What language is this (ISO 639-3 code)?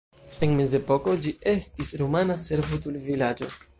epo